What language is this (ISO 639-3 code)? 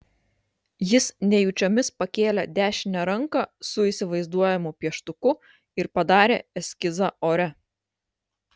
lit